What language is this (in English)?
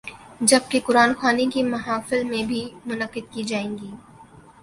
Urdu